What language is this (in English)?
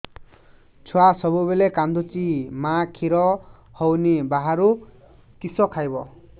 Odia